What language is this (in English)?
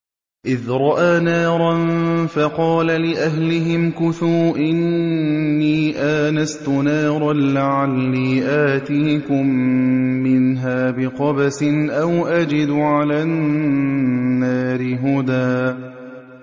Arabic